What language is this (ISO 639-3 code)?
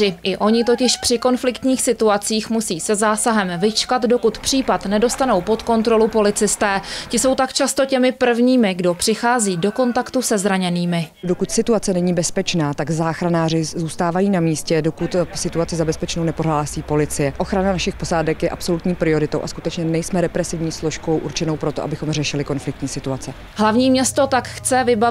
ces